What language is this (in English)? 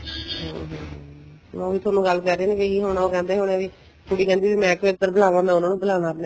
Punjabi